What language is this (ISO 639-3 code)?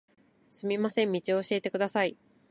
jpn